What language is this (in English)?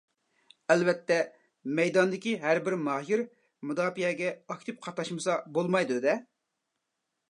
Uyghur